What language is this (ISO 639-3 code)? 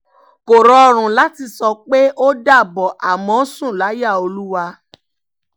yor